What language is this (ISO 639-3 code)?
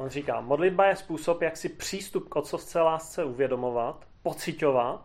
ces